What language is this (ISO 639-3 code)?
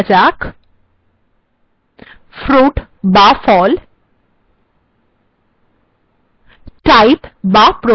ben